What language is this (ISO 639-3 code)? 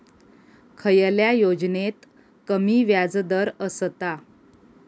mar